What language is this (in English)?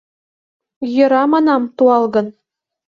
Mari